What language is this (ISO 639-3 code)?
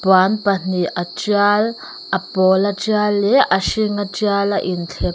lus